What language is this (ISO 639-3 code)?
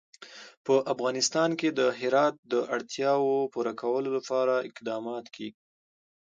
pus